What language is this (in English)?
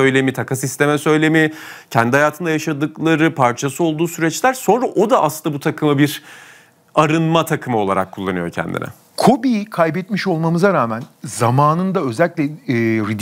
Turkish